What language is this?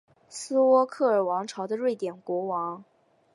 Chinese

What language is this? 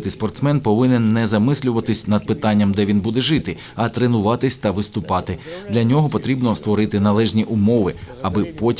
Ukrainian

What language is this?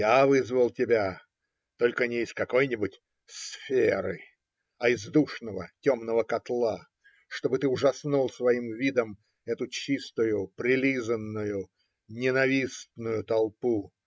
Russian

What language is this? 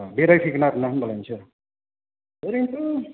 Bodo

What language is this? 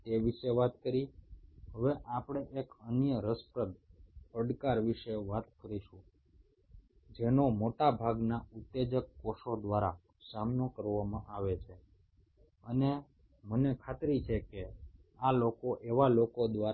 Bangla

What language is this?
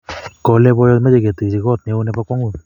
Kalenjin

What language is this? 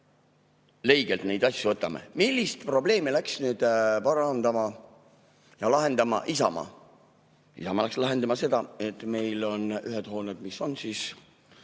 Estonian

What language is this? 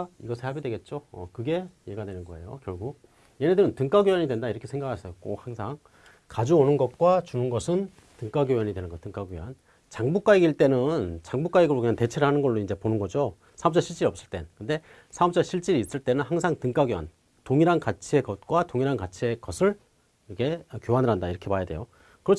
Korean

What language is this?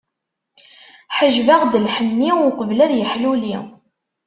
Kabyle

